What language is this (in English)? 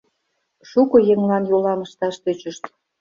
Mari